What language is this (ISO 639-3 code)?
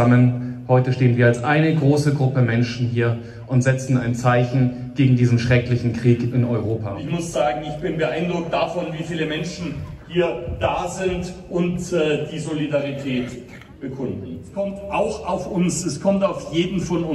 deu